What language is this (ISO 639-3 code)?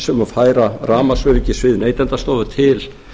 isl